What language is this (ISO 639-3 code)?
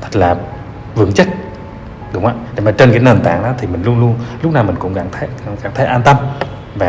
vie